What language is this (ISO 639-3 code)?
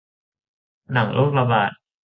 tha